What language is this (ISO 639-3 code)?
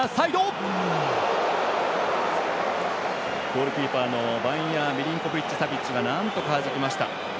jpn